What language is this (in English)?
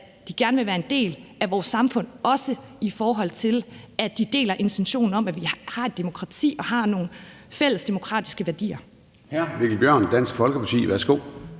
Danish